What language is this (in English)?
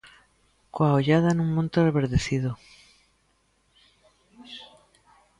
Galician